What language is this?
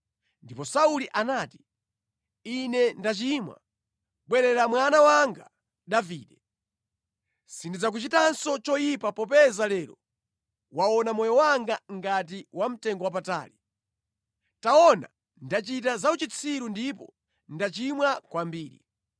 Nyanja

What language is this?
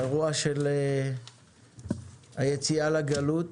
Hebrew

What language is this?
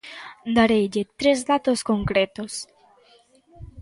Galician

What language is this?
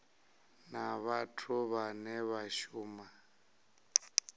Venda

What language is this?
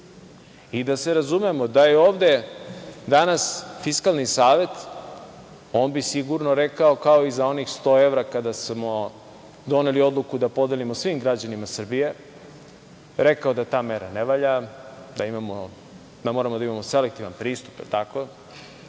Serbian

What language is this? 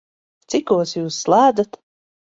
Latvian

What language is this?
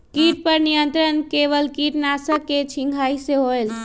Magahi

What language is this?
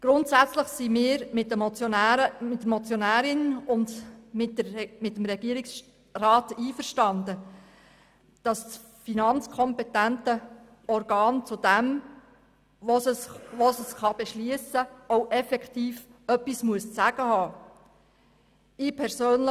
Swiss German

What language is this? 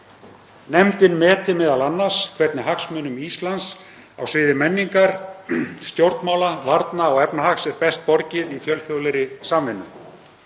Icelandic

